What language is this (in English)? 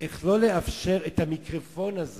Hebrew